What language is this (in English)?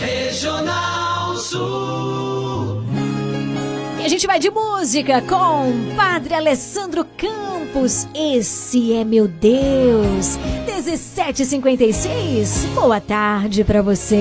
Portuguese